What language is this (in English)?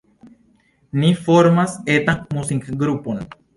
Esperanto